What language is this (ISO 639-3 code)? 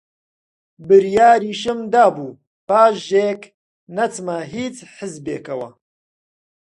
ckb